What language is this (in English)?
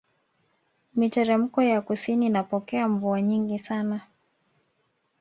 Swahili